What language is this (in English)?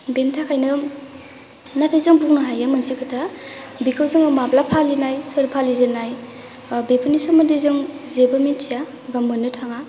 Bodo